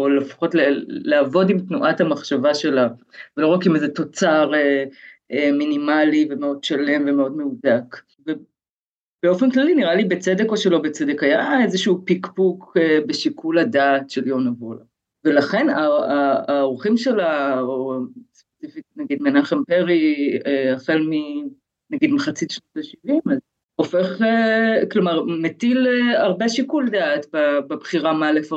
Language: Hebrew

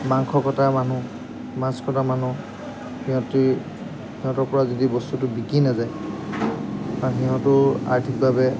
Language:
Assamese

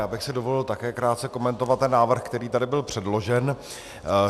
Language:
Czech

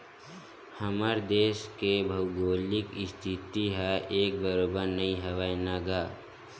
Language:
Chhattisgarhi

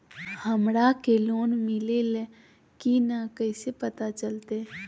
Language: Magahi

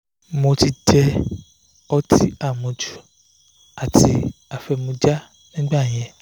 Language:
Yoruba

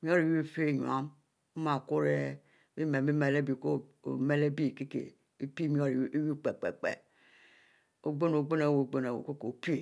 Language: Mbe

